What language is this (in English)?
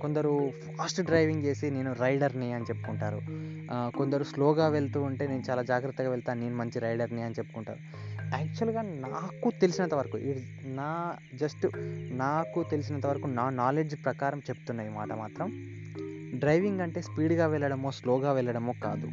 Telugu